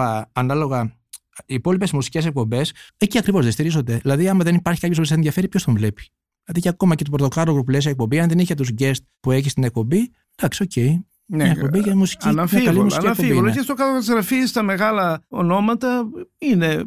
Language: Greek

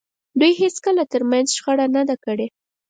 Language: Pashto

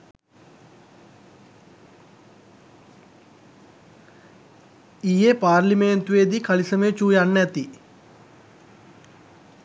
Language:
Sinhala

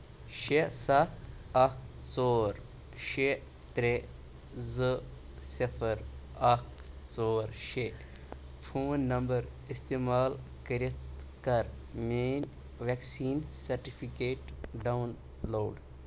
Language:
Kashmiri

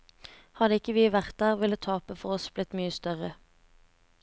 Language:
Norwegian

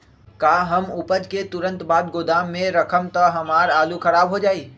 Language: Magahi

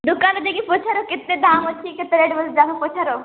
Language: Odia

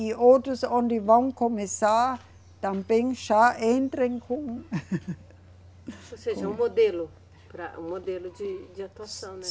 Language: Portuguese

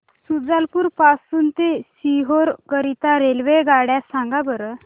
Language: Marathi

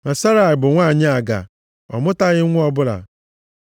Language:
Igbo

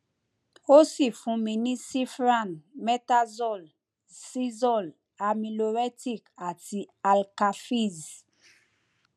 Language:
Yoruba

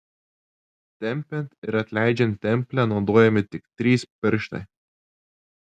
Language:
Lithuanian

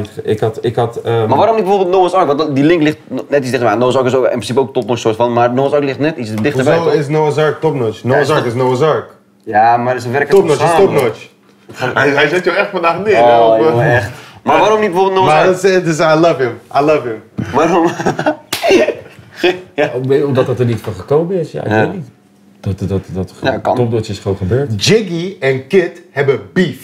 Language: Dutch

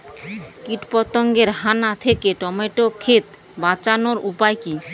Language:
Bangla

